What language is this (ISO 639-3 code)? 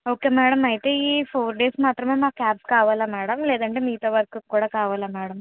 tel